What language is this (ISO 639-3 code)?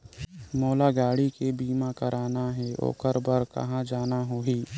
hne